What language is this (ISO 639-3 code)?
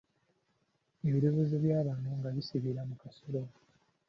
lug